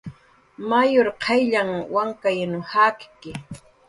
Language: Jaqaru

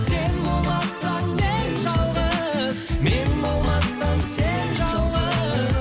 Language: Kazakh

